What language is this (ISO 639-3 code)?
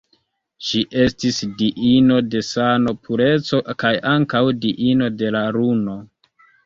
epo